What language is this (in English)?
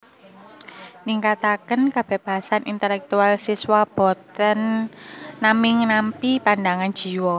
Javanese